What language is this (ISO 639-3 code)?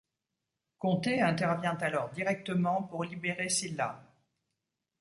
fra